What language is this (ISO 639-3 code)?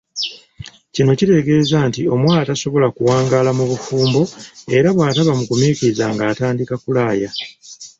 lug